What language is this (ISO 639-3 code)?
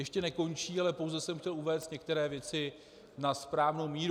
ces